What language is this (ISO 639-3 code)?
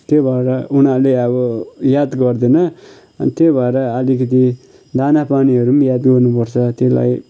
nep